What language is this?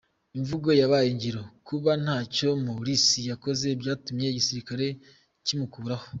Kinyarwanda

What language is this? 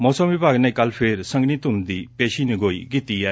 Punjabi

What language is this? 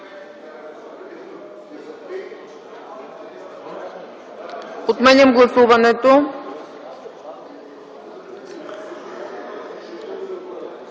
Bulgarian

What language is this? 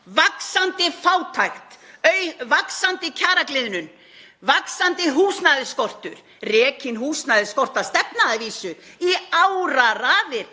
Icelandic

